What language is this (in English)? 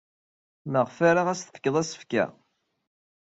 Kabyle